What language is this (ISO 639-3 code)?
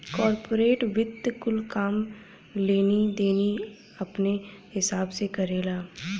bho